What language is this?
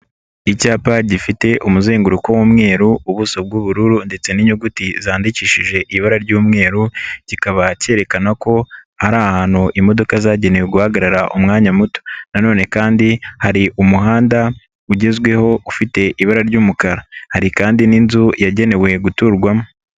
Kinyarwanda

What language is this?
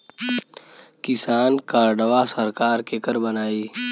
Bhojpuri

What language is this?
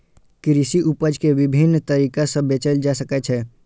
Maithili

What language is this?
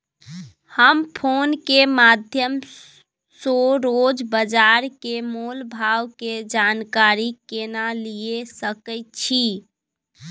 Maithili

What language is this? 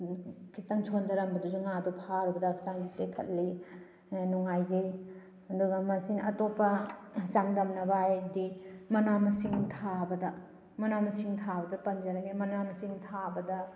Manipuri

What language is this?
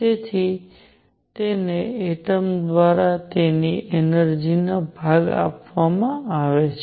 Gujarati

